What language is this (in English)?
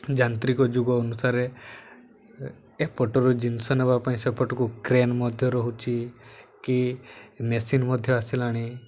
Odia